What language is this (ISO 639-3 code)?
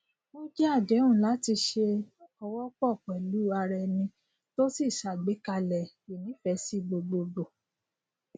yor